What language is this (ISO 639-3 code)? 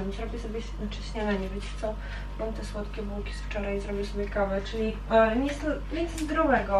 pol